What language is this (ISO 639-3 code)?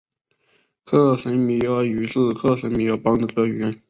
zho